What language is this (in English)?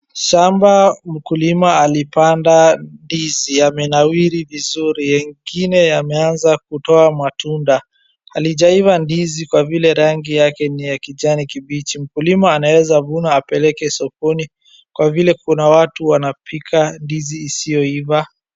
Swahili